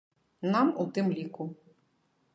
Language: Belarusian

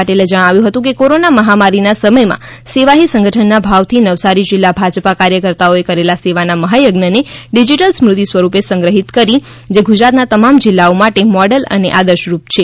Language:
Gujarati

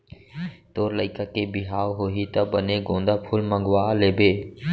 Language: Chhattisgarhi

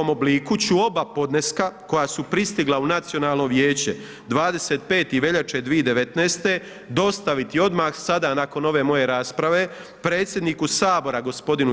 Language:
Croatian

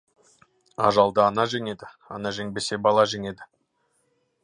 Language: Kazakh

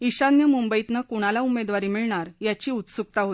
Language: Marathi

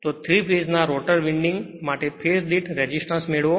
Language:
Gujarati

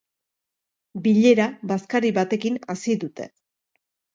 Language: Basque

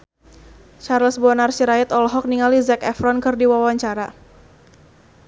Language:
Sundanese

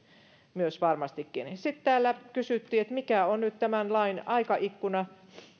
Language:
Finnish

